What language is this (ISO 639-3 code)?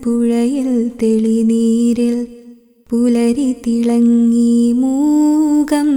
mal